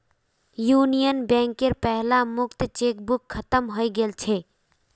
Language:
Magahi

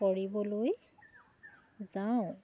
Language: Assamese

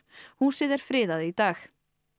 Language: Icelandic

